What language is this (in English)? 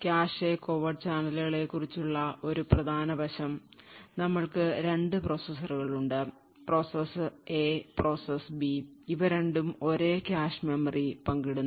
Malayalam